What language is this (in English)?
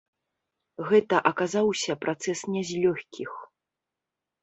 Belarusian